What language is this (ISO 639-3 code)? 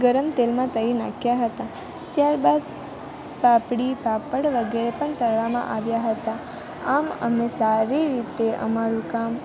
guj